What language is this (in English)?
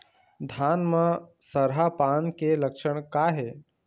Chhattisgarhi